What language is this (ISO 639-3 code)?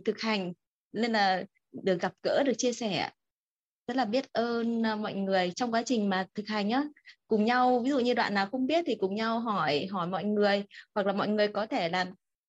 vie